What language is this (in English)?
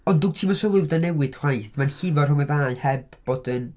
Welsh